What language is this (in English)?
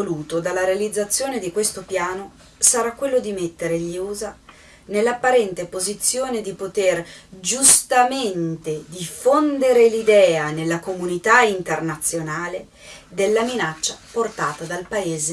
Italian